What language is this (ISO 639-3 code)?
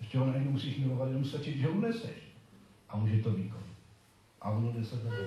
ces